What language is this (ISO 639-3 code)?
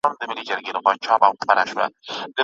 pus